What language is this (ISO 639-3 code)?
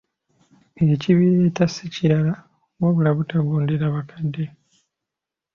lug